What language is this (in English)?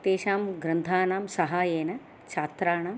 Sanskrit